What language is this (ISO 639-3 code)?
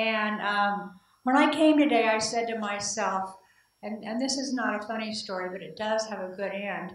eng